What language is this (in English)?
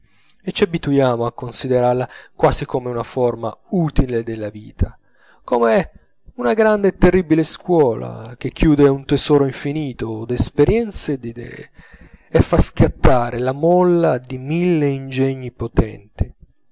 Italian